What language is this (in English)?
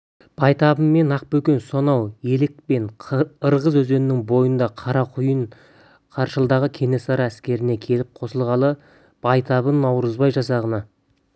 Kazakh